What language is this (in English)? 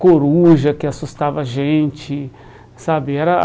Portuguese